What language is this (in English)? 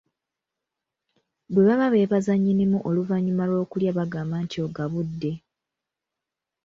Ganda